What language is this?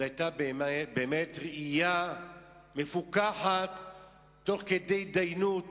Hebrew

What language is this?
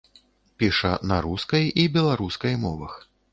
Belarusian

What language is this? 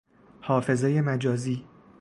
Persian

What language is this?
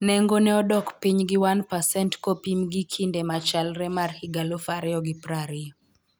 Luo (Kenya and Tanzania)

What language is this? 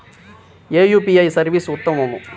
Telugu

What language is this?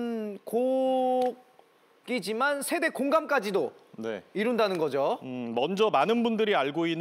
Korean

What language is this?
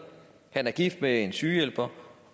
Danish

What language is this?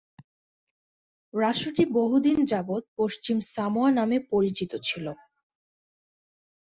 Bangla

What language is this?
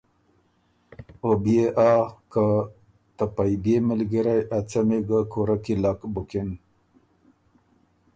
Ormuri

